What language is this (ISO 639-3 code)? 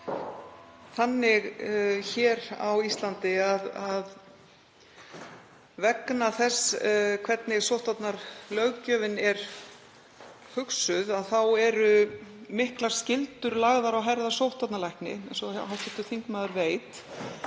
isl